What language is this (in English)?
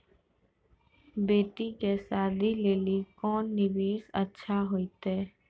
Maithili